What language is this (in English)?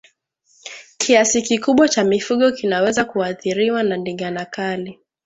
Swahili